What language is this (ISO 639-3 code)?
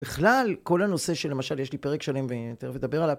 heb